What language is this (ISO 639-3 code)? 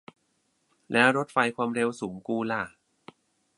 tha